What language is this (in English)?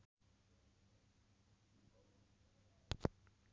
Sundanese